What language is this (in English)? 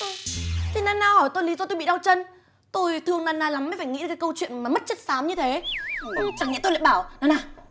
Vietnamese